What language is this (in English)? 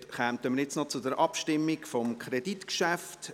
Swiss German